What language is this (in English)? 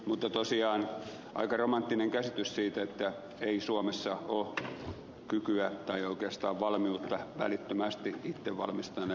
Finnish